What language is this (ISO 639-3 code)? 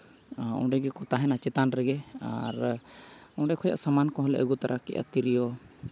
sat